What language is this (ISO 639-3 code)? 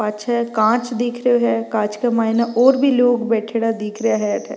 raj